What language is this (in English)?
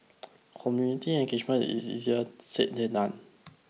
English